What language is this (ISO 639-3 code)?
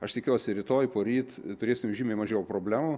lit